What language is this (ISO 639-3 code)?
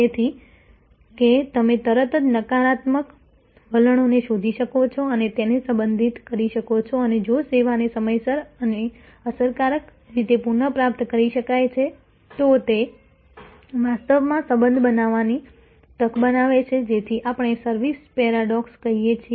guj